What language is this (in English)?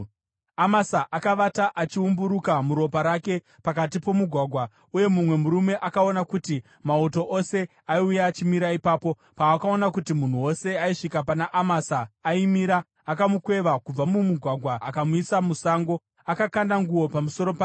Shona